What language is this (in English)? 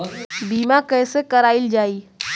Bhojpuri